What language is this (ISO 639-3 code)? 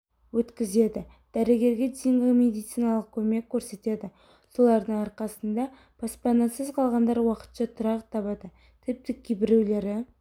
kaz